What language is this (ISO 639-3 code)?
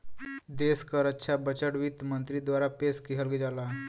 bho